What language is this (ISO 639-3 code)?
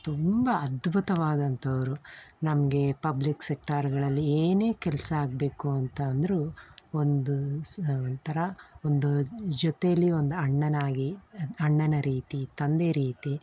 kan